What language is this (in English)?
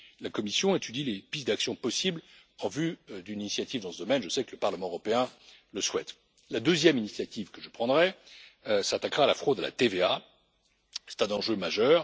French